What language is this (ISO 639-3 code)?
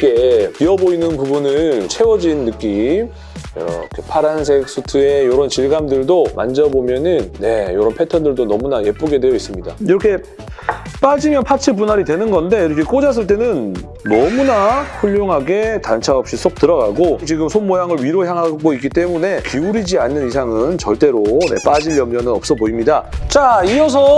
kor